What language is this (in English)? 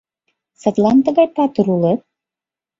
Mari